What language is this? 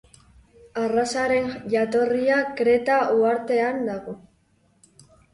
Basque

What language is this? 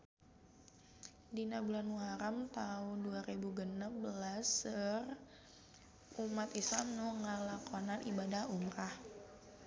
Sundanese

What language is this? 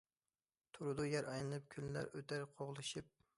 Uyghur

